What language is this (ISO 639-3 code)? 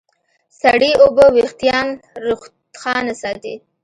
pus